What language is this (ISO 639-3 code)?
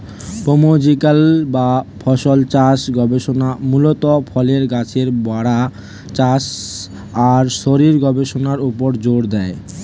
ben